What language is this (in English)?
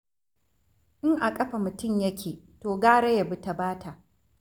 Hausa